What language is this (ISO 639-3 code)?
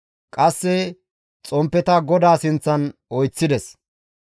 gmv